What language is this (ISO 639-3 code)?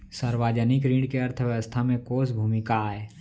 hne